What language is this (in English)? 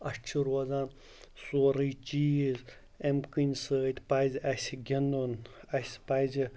Kashmiri